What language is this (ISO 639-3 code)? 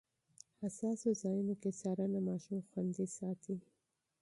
pus